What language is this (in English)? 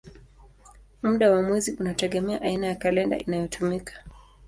Swahili